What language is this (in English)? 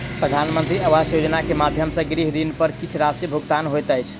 Maithili